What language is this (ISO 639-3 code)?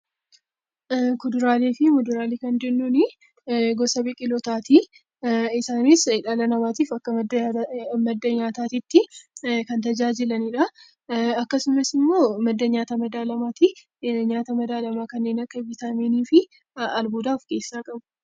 orm